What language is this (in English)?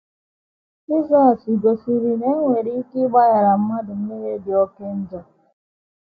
Igbo